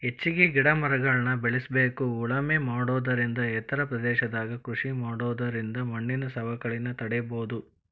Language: Kannada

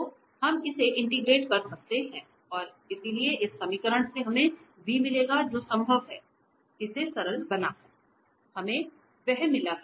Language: Hindi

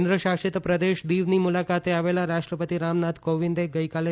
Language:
Gujarati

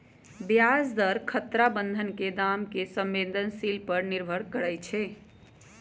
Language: Magahi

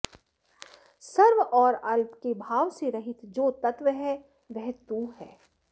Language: Sanskrit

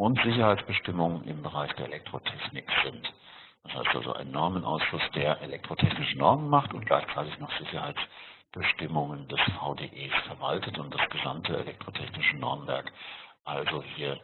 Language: German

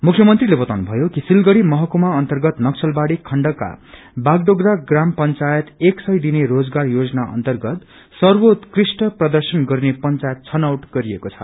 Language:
Nepali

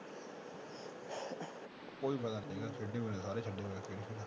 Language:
Punjabi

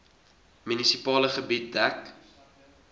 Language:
Afrikaans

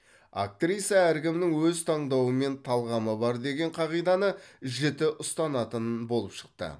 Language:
Kazakh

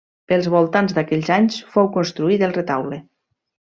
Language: Catalan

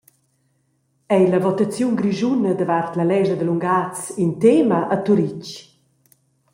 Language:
Romansh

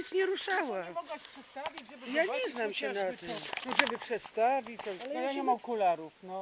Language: Polish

